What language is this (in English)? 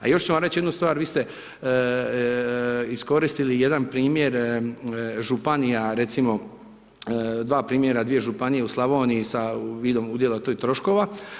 Croatian